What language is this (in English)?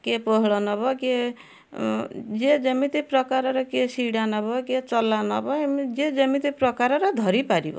Odia